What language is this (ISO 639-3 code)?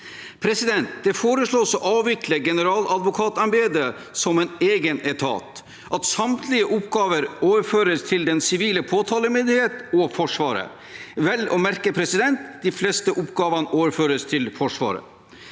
nor